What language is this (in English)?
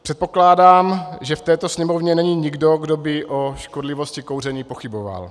Czech